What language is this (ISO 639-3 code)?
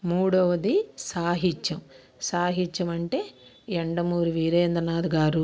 tel